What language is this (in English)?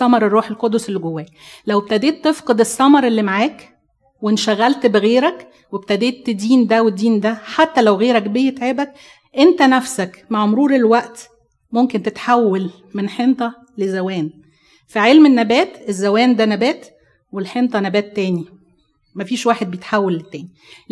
Arabic